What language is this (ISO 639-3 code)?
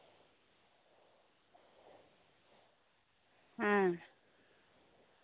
sat